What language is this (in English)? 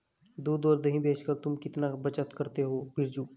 Hindi